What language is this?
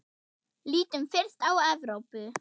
Icelandic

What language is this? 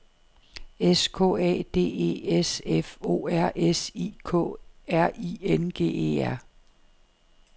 Danish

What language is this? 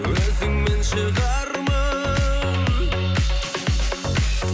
Kazakh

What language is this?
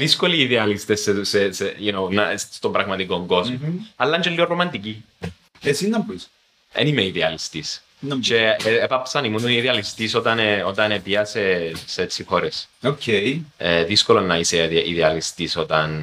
Greek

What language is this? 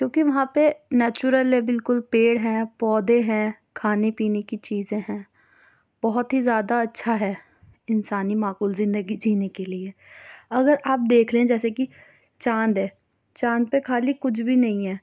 Urdu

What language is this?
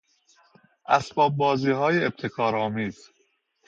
Persian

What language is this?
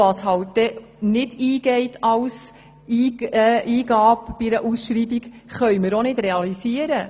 Swiss German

